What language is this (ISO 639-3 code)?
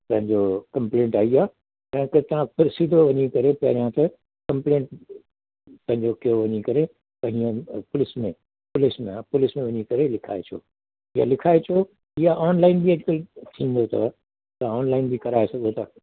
snd